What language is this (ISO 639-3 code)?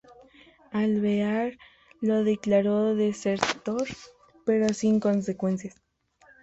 spa